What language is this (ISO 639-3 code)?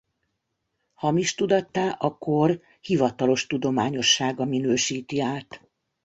hun